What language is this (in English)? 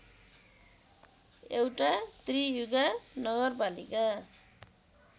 Nepali